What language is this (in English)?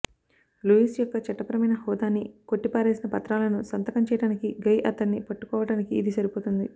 Telugu